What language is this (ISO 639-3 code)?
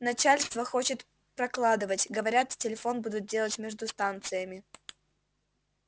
rus